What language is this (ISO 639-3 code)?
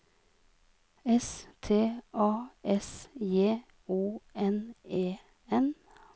nor